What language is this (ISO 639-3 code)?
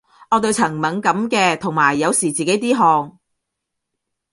yue